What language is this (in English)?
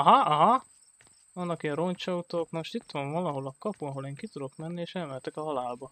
Hungarian